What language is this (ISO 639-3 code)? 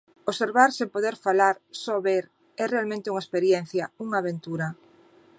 glg